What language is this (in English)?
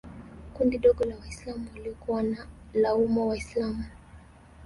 Swahili